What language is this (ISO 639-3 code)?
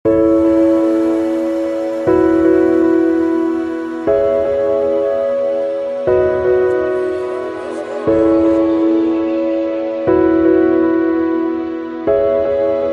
eng